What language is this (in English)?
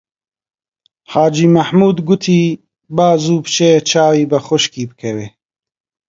Central Kurdish